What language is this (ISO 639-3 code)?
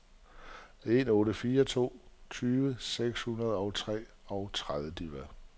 dan